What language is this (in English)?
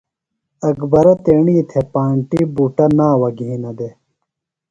Phalura